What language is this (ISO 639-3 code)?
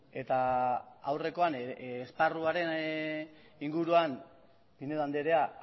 eus